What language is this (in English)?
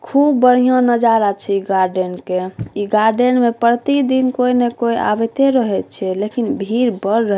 Maithili